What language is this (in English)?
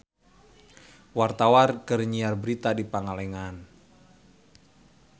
Sundanese